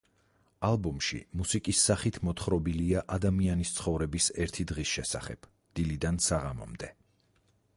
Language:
Georgian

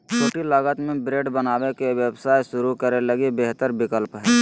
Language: Magahi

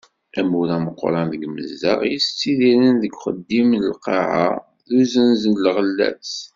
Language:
Kabyle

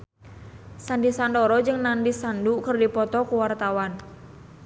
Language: Sundanese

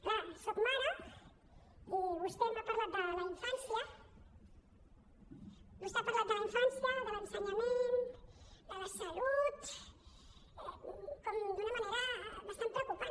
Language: Catalan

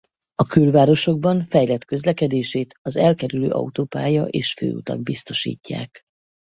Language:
Hungarian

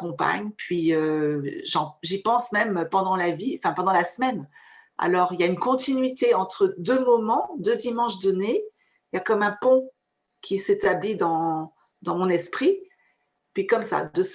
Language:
French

